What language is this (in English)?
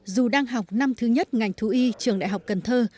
Vietnamese